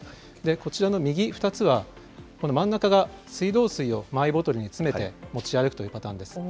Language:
Japanese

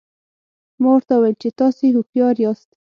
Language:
Pashto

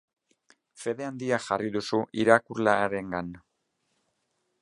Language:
Basque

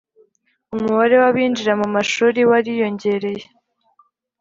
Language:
Kinyarwanda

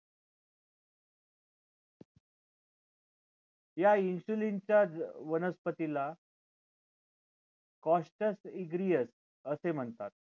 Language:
Marathi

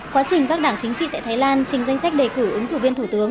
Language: Vietnamese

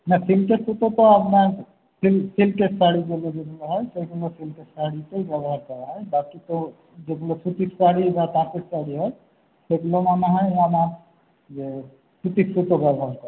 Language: Bangla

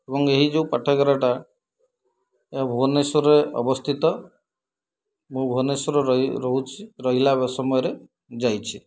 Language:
Odia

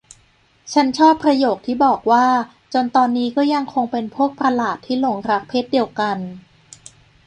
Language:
Thai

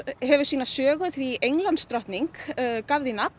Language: Icelandic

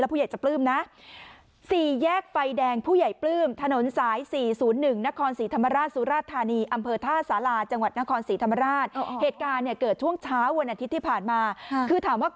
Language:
Thai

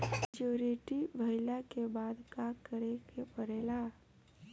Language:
Bhojpuri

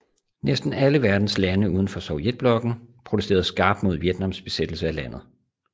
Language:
Danish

